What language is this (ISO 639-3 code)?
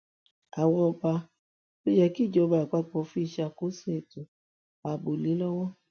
yor